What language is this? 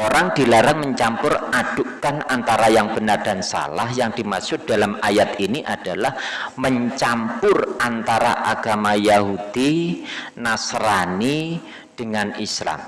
Indonesian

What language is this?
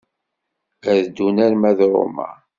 Kabyle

